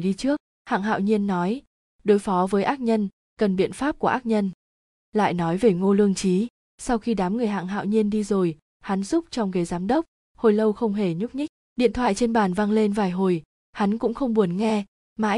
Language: Vietnamese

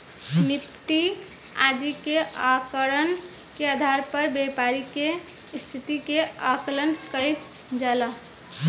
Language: Bhojpuri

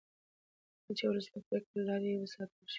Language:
Pashto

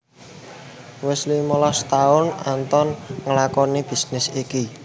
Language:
Javanese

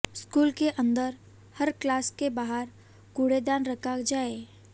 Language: Hindi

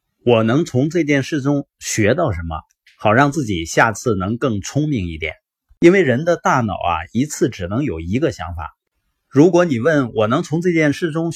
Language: Chinese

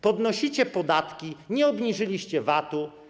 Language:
Polish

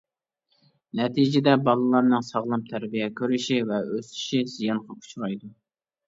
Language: Uyghur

